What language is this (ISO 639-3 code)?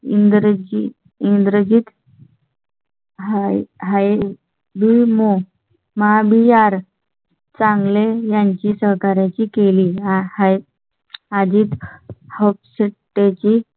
mar